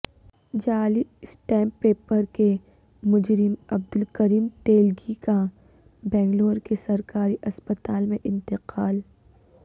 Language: Urdu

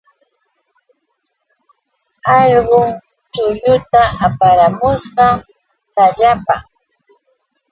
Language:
Yauyos Quechua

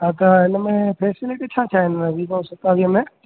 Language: Sindhi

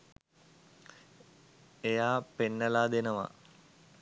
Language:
Sinhala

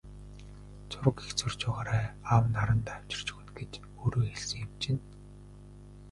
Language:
Mongolian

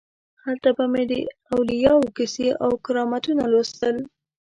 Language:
Pashto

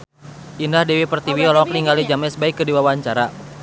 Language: Sundanese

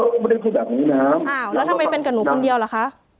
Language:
Thai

